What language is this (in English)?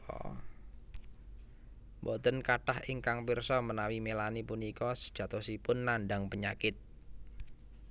Javanese